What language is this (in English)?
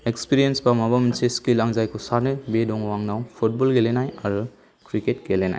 Bodo